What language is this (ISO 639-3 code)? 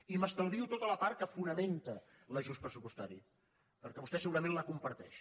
cat